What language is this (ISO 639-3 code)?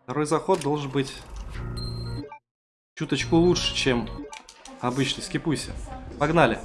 rus